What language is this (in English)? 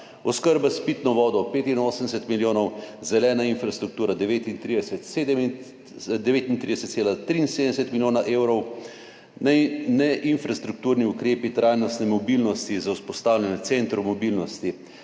Slovenian